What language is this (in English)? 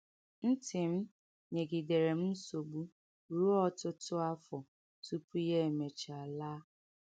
Igbo